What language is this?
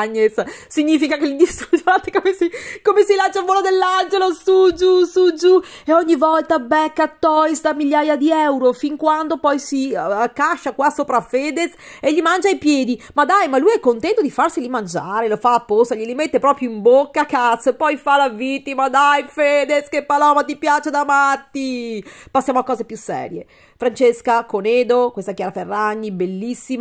Italian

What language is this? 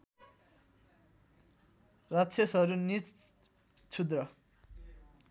Nepali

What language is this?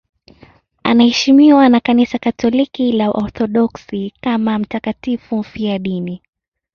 Swahili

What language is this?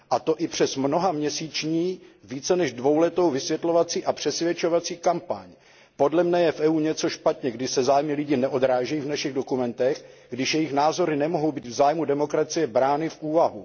Czech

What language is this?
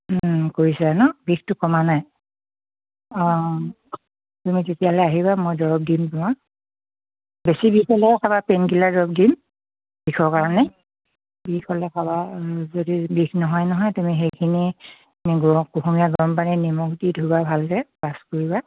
Assamese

